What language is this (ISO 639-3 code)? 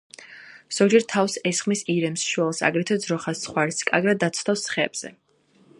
kat